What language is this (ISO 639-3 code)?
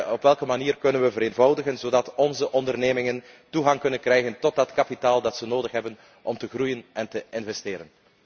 nld